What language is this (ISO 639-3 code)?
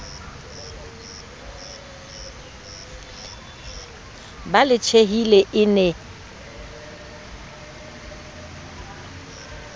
sot